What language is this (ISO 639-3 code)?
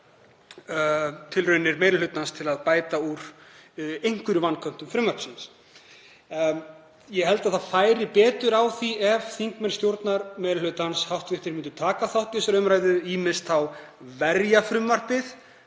isl